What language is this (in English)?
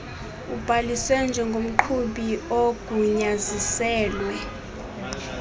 Xhosa